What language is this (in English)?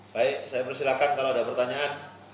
Indonesian